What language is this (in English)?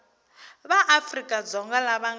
Tsonga